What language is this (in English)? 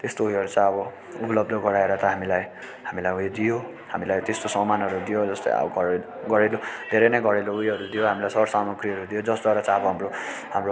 Nepali